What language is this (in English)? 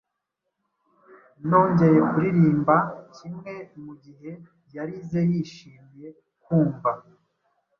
Kinyarwanda